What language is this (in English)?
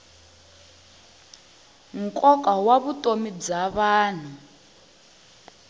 Tsonga